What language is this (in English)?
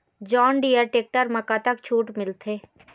Chhattisgarhi